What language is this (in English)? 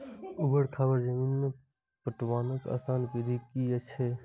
Maithili